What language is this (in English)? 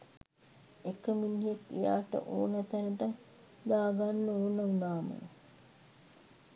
Sinhala